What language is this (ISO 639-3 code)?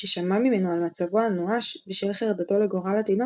heb